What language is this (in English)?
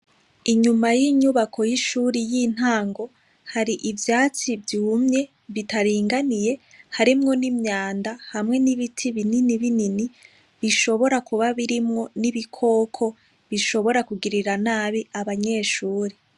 Rundi